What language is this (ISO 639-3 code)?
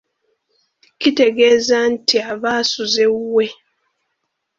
lug